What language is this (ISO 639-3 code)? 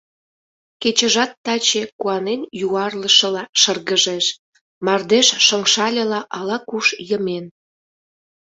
chm